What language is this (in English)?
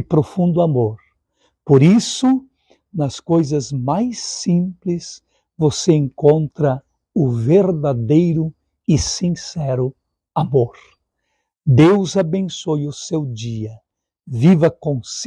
Portuguese